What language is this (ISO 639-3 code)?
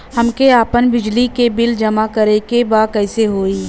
bho